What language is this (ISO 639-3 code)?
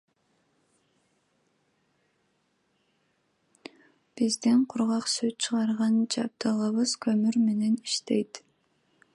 kir